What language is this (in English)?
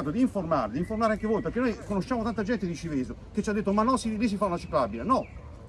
Italian